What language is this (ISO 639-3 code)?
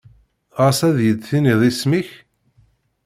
kab